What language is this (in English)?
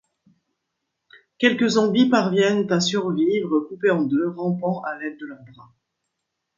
French